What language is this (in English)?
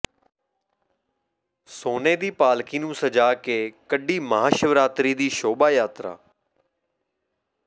Punjabi